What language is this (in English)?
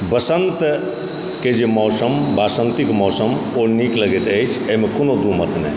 Maithili